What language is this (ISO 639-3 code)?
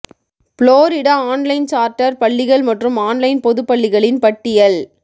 tam